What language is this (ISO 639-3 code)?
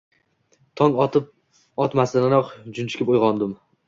uzb